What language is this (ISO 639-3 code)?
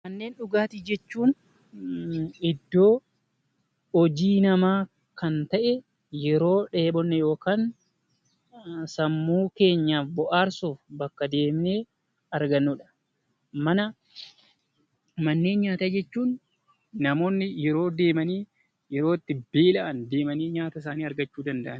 orm